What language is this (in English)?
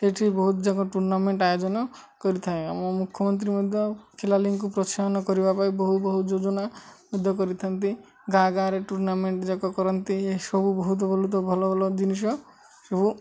Odia